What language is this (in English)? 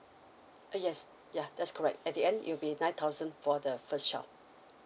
English